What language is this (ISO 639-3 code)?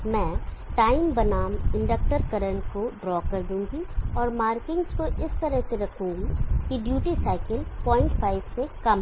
hin